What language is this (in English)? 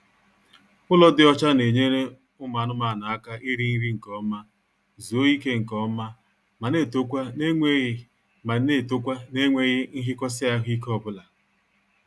Igbo